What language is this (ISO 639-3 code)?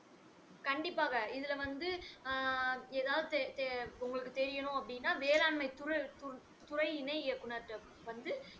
tam